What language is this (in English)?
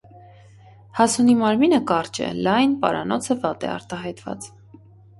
Armenian